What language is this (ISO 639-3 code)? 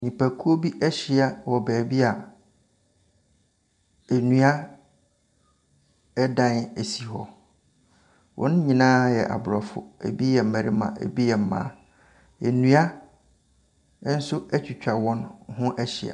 aka